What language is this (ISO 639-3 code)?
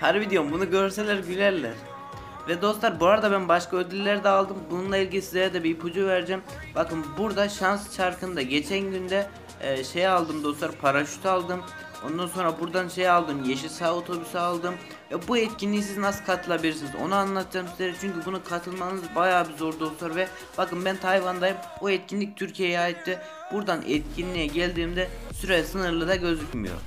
tur